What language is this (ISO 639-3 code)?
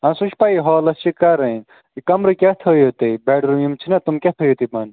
kas